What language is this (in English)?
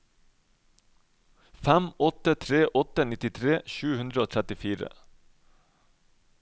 Norwegian